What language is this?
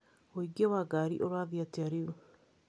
Kikuyu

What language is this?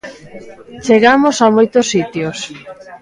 Galician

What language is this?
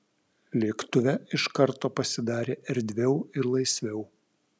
Lithuanian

